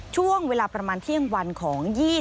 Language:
Thai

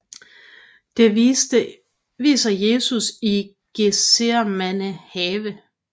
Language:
Danish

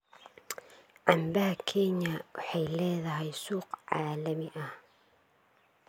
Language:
Somali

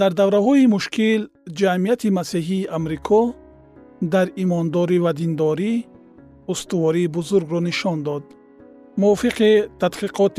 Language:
Persian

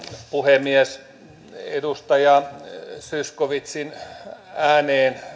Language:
Finnish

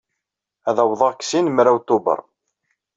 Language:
Kabyle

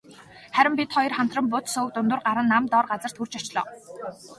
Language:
Mongolian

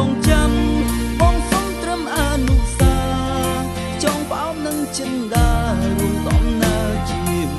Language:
Thai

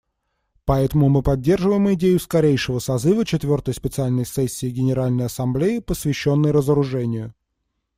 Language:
Russian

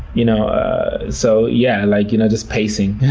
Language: English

